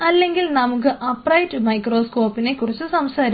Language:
Malayalam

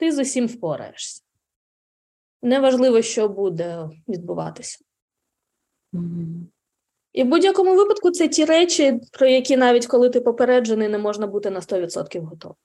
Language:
Ukrainian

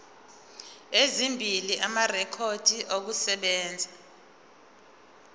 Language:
Zulu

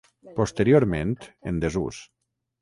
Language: Catalan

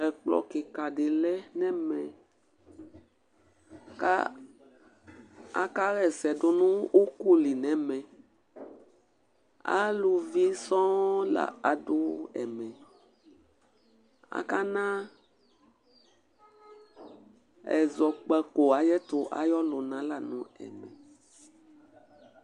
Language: Ikposo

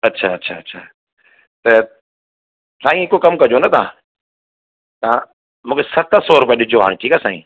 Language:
Sindhi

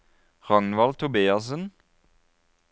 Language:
Norwegian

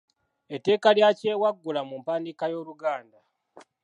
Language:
Ganda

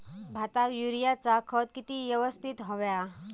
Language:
Marathi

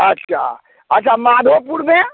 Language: Maithili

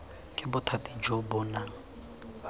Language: Tswana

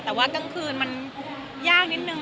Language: Thai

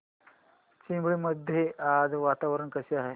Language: Marathi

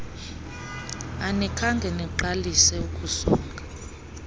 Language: Xhosa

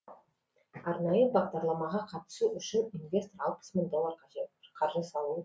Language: Kazakh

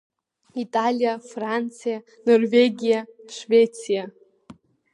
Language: Abkhazian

